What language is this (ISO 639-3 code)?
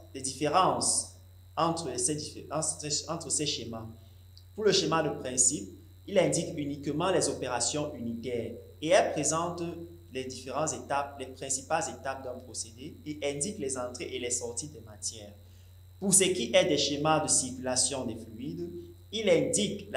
fra